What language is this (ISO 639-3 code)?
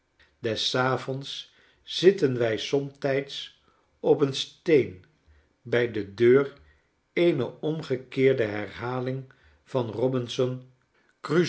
nld